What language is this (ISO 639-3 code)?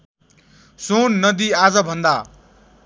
nep